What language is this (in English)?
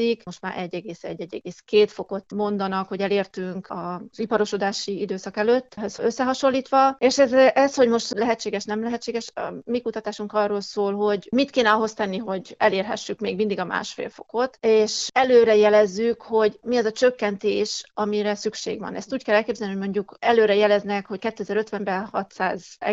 Hungarian